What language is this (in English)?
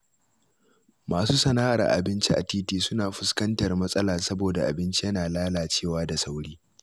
Hausa